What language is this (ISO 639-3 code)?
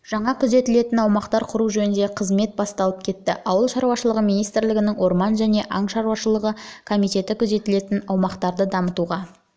kaz